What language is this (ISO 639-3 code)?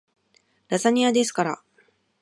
jpn